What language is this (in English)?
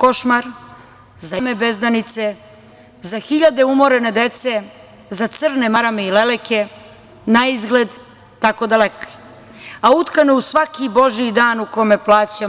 Serbian